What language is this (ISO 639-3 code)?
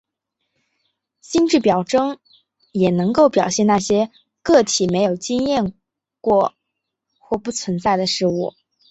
zho